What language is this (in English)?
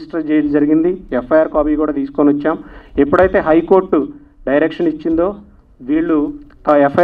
Telugu